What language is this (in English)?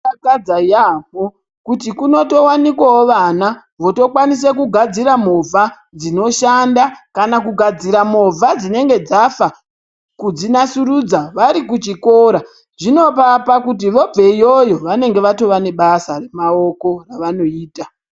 Ndau